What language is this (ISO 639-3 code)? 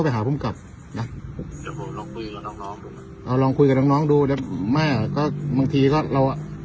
tha